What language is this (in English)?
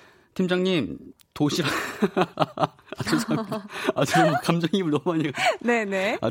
Korean